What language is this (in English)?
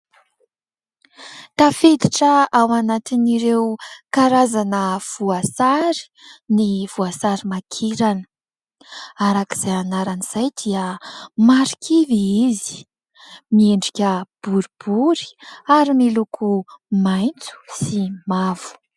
Malagasy